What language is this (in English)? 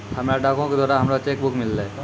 Maithili